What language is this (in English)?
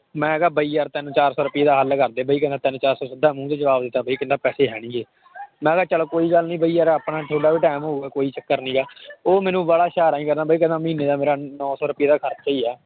Punjabi